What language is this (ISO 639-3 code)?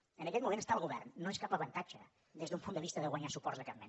cat